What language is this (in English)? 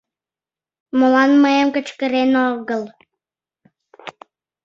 Mari